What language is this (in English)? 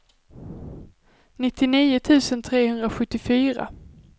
Swedish